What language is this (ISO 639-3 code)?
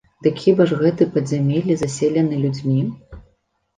bel